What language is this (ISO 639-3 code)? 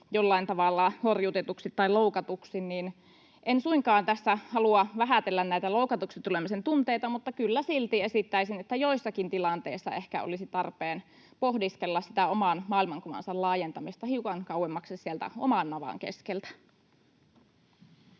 fin